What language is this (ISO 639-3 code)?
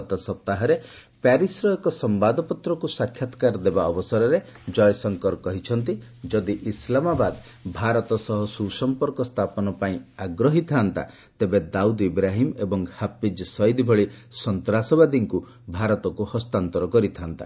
ori